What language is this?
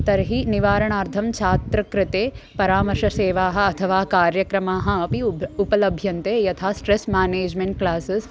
Sanskrit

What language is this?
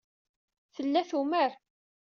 Kabyle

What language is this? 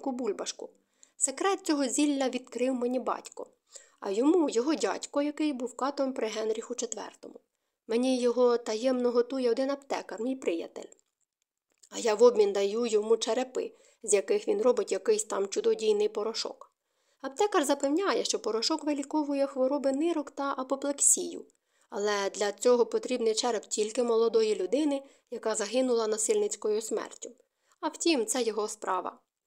Ukrainian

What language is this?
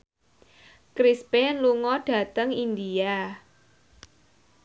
Javanese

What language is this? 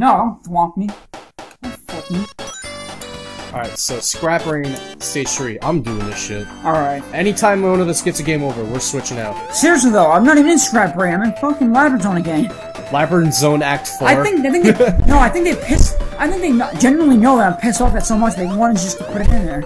English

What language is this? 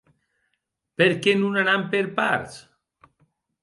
Occitan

